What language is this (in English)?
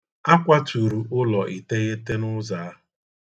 Igbo